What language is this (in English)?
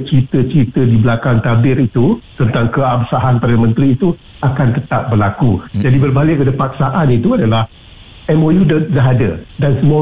Malay